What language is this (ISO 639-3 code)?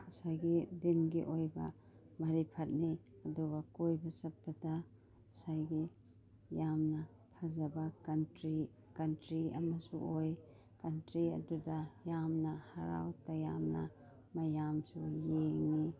mni